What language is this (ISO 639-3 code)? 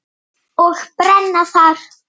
isl